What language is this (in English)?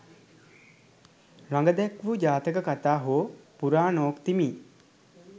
Sinhala